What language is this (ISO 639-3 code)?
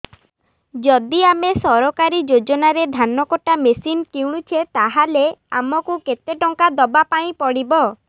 ori